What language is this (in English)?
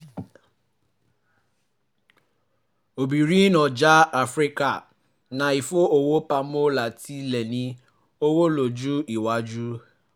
Yoruba